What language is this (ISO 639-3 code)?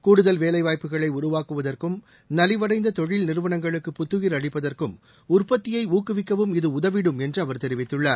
tam